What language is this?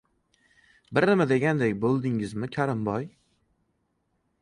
Uzbek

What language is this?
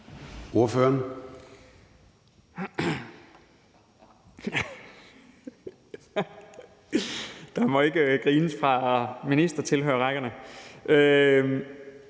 Danish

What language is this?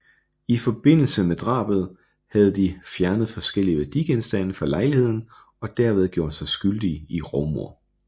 Danish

